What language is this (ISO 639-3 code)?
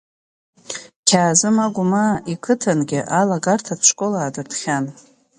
abk